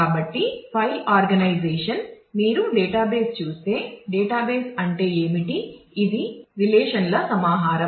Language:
Telugu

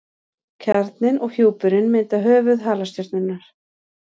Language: Icelandic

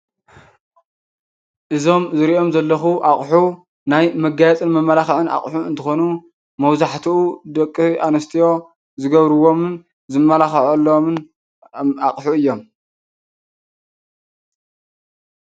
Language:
Tigrinya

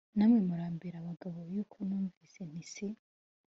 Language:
Kinyarwanda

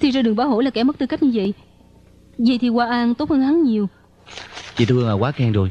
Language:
Vietnamese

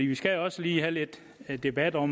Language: Danish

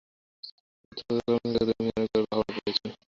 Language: Bangla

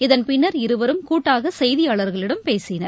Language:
Tamil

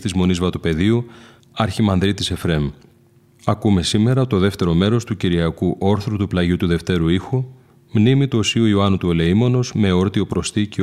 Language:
Greek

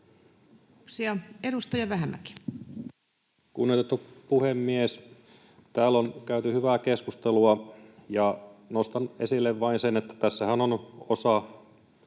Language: Finnish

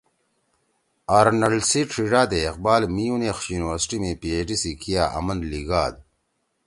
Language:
Torwali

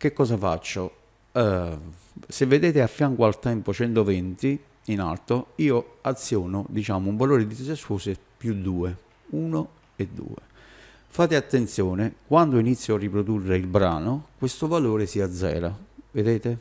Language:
Italian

